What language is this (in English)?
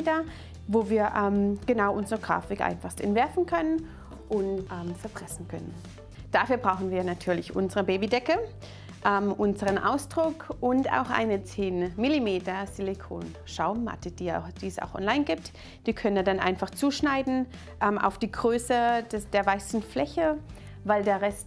German